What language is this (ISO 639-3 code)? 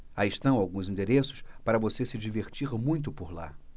por